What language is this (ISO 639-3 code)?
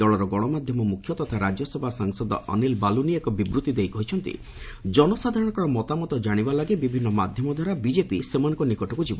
ori